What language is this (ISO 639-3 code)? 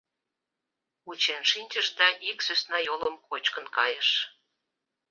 chm